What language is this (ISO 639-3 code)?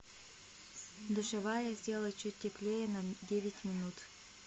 rus